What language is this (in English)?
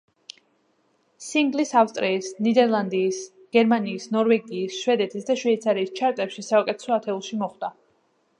Georgian